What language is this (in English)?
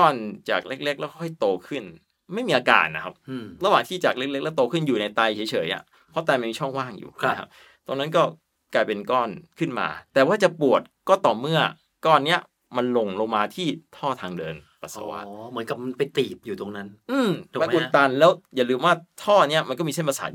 Thai